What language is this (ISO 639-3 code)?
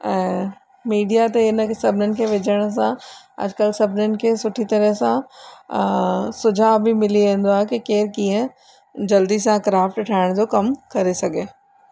snd